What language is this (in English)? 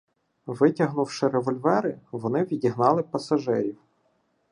Ukrainian